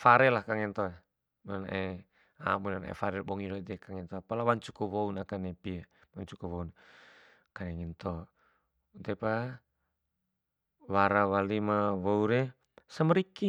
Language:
Bima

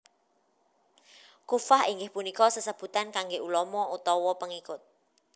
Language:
Javanese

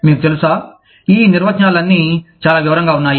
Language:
Telugu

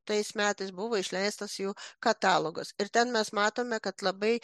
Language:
Lithuanian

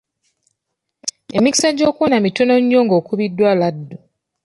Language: Ganda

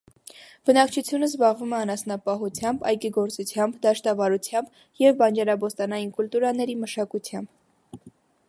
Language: Armenian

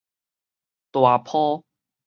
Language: Min Nan Chinese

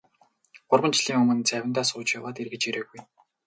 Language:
Mongolian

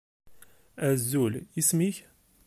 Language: Kabyle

